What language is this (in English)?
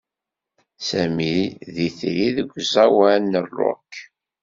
Kabyle